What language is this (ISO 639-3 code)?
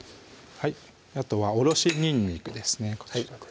jpn